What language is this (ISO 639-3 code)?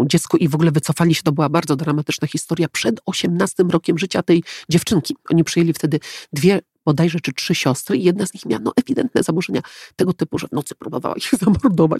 pol